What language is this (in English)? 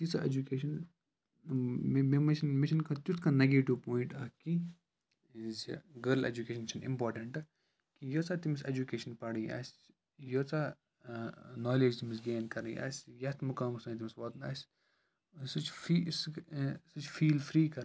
Kashmiri